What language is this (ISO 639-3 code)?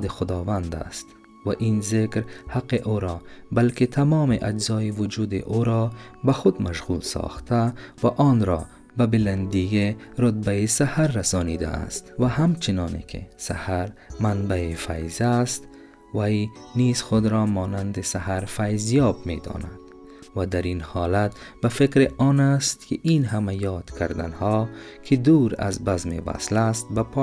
fas